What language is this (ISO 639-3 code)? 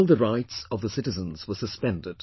eng